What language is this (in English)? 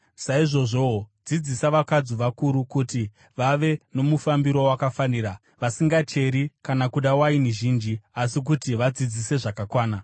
Shona